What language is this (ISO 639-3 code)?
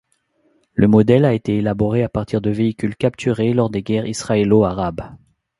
fra